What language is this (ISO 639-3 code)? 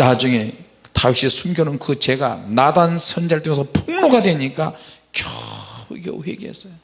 kor